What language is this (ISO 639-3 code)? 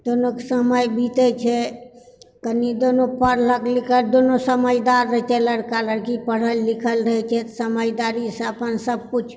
mai